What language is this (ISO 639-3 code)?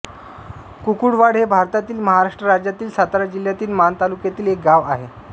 mar